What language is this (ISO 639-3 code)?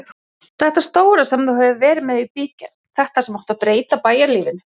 isl